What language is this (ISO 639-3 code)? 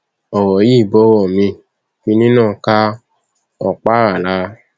yor